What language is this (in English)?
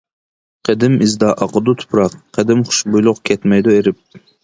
Uyghur